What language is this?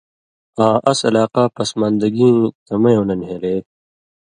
Indus Kohistani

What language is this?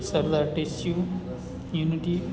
Gujarati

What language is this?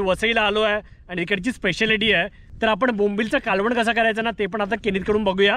Hindi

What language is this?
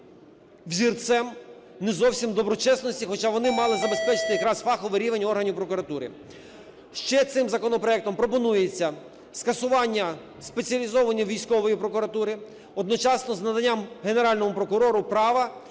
Ukrainian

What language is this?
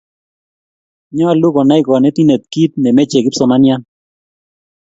Kalenjin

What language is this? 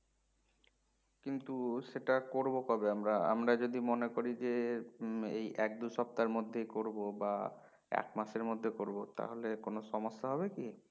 Bangla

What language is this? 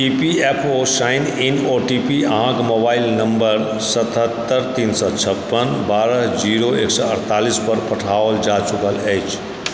Maithili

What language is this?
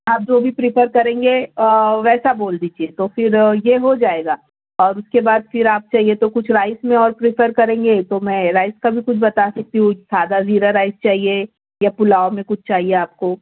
Urdu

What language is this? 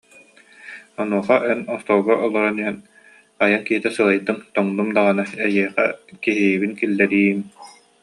Yakut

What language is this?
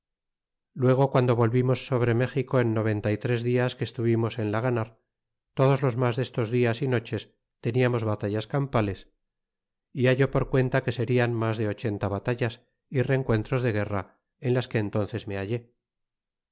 Spanish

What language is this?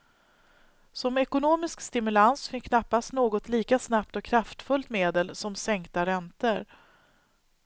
Swedish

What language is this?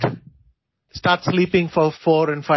Malayalam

